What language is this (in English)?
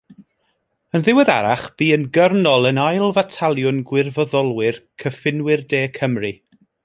Welsh